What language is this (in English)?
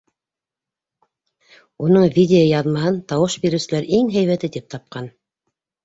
Bashkir